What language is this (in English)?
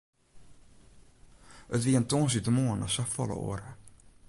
Western Frisian